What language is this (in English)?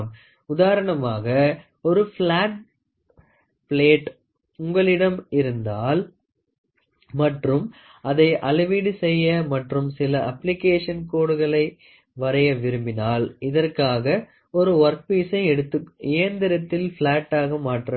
Tamil